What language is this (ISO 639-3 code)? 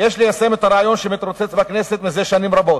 heb